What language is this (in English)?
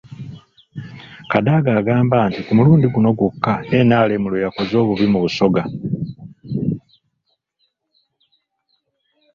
Ganda